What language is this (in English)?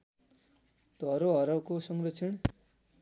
Nepali